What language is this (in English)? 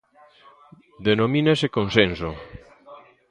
Galician